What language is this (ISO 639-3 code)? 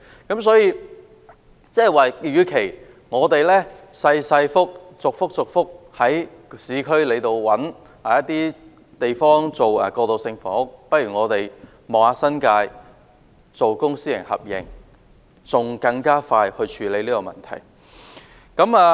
yue